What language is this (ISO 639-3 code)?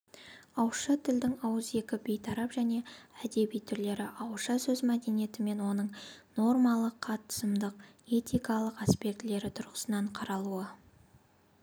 kaz